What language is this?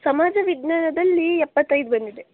Kannada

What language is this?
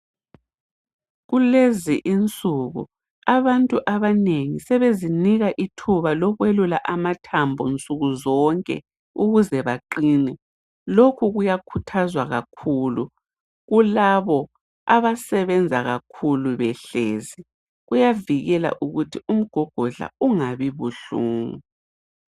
North Ndebele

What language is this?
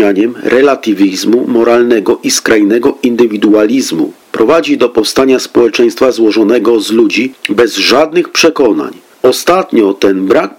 Polish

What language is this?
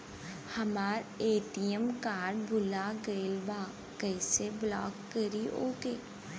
Bhojpuri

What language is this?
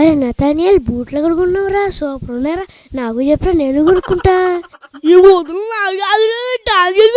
Turkish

